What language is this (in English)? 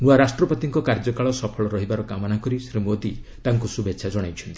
Odia